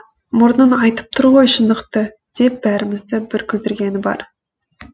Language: Kazakh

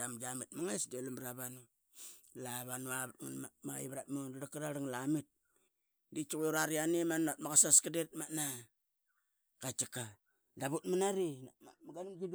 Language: Qaqet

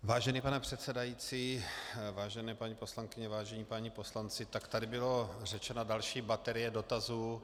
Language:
Czech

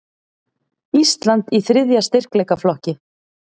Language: Icelandic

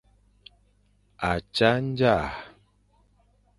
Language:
Fang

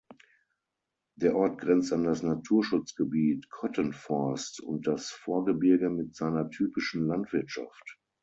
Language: German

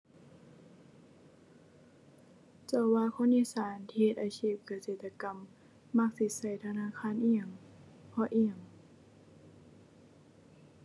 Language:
Thai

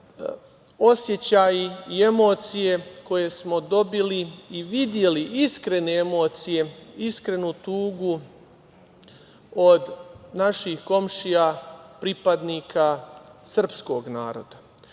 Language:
Serbian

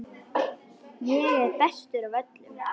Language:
Icelandic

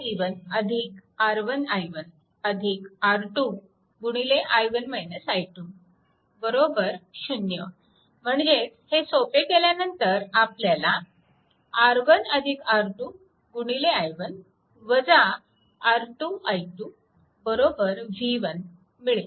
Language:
Marathi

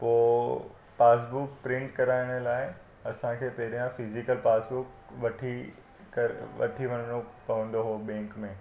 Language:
Sindhi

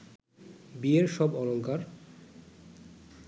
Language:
Bangla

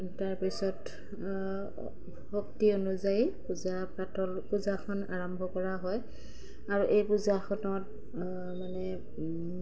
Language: Assamese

